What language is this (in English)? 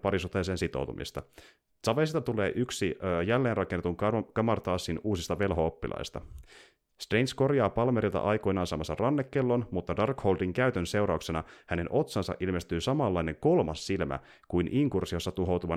Finnish